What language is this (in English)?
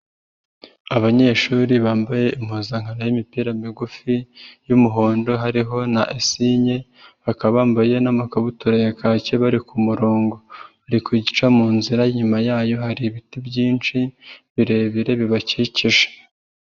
Kinyarwanda